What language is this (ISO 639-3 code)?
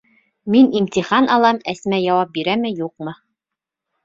bak